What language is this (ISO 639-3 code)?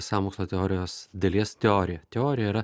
lit